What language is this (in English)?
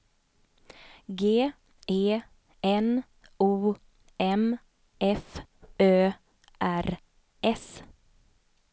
Swedish